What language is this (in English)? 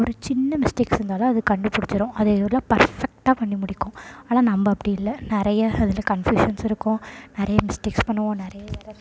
Tamil